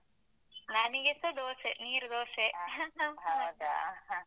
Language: Kannada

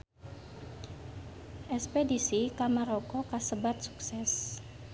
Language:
Sundanese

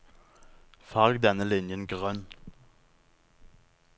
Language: Norwegian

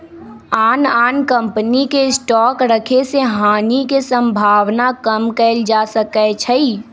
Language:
Magahi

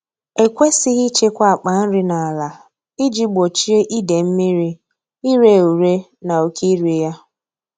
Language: Igbo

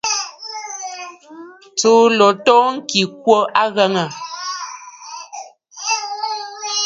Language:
Bafut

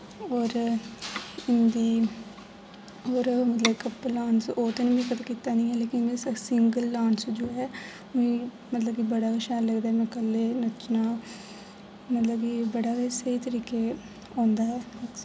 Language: Dogri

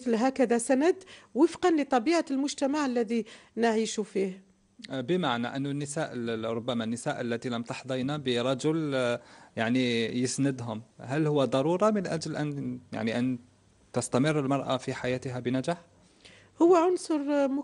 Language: Arabic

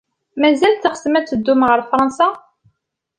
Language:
Kabyle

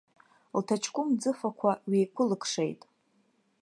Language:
Abkhazian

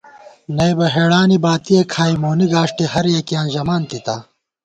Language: Gawar-Bati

